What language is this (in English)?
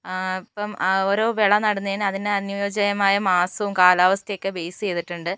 Malayalam